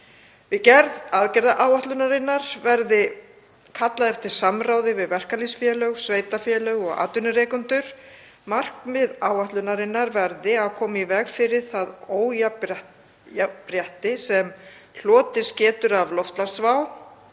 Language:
Icelandic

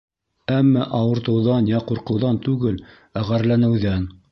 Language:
Bashkir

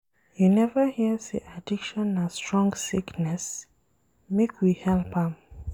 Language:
Nigerian Pidgin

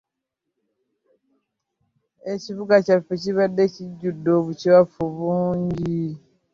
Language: Ganda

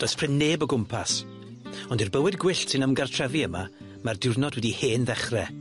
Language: Welsh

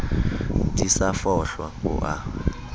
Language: Southern Sotho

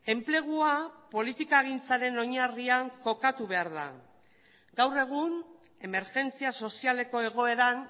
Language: Basque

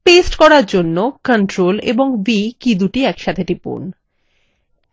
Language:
Bangla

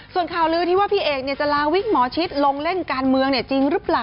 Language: Thai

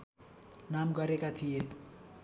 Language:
Nepali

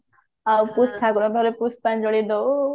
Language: Odia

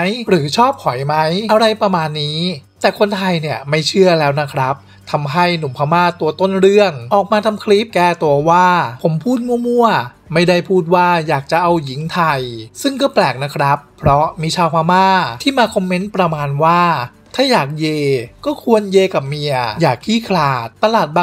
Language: Thai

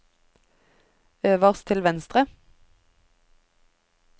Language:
Norwegian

